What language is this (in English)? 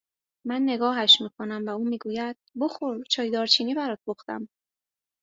Persian